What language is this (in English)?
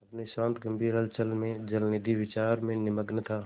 Hindi